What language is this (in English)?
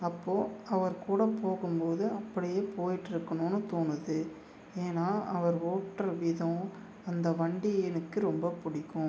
Tamil